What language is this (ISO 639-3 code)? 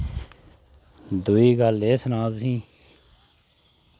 doi